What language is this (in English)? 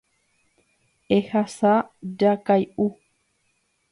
Guarani